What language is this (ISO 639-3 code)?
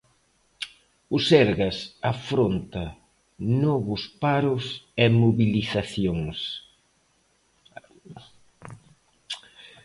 glg